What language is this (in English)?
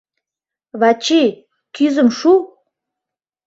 Mari